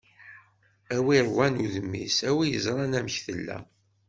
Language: Kabyle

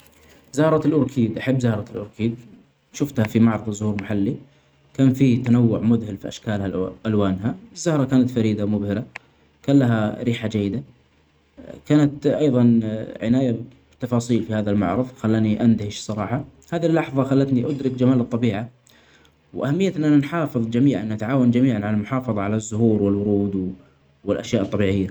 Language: Omani Arabic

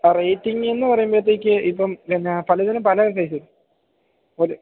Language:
Malayalam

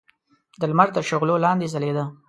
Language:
Pashto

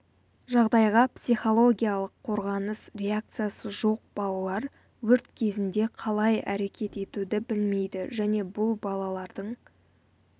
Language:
Kazakh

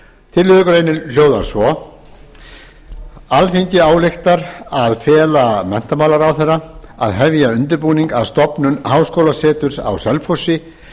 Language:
Icelandic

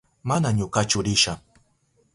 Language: Southern Pastaza Quechua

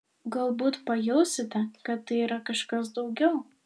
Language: Lithuanian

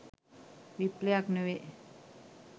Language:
Sinhala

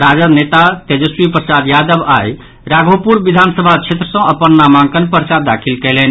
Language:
Maithili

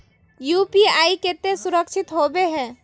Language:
Magahi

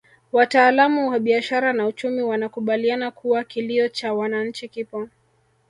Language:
Swahili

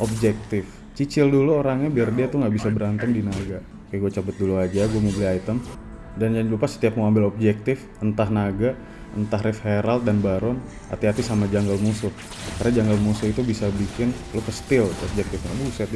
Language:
Indonesian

